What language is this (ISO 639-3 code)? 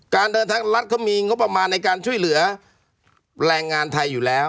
tha